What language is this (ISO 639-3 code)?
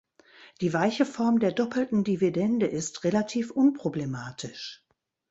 deu